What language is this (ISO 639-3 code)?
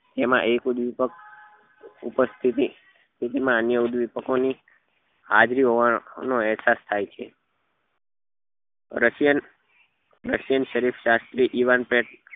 guj